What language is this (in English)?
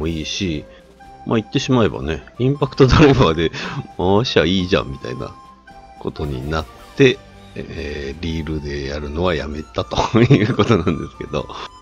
Japanese